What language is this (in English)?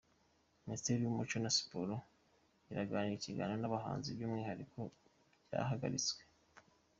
Kinyarwanda